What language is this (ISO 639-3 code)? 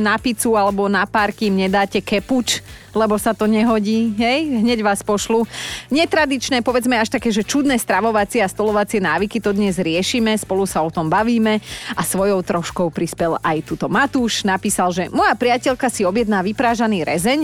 slk